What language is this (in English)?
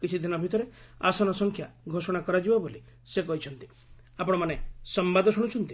Odia